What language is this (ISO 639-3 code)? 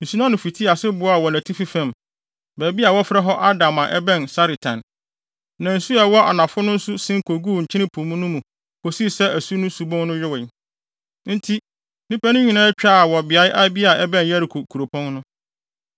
aka